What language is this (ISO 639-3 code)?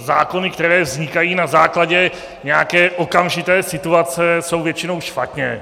ces